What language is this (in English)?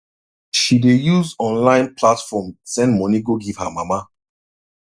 Nigerian Pidgin